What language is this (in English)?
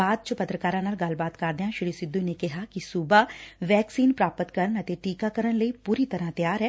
Punjabi